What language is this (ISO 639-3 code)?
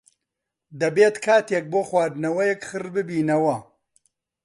ckb